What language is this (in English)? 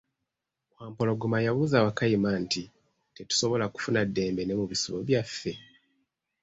Ganda